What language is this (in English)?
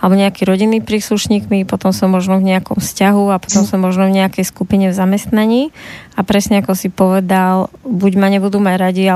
Slovak